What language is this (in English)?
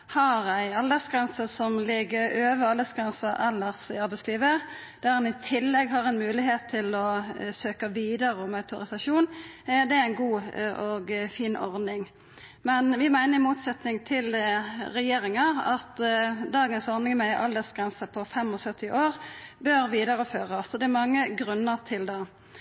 Norwegian Nynorsk